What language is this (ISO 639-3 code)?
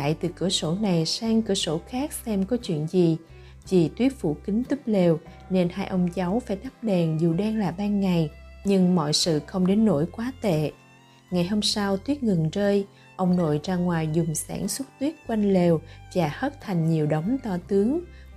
vie